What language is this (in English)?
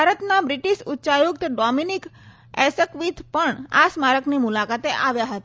Gujarati